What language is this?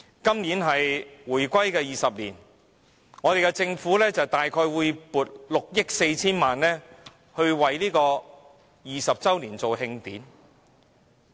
Cantonese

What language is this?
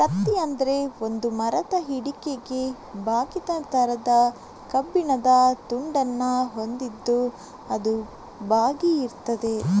Kannada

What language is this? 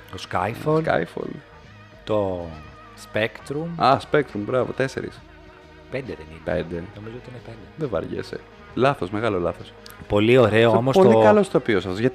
Greek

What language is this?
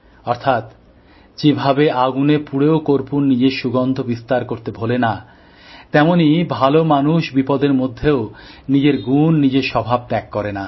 Bangla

